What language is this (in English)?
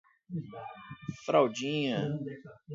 Portuguese